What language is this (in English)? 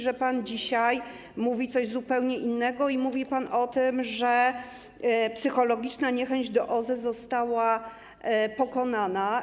Polish